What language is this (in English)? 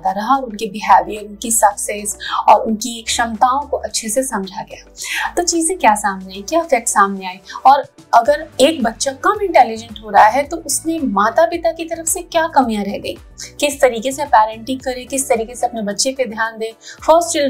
Hindi